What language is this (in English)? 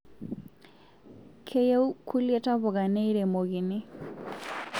Masai